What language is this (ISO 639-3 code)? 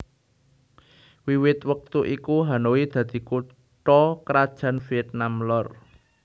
jav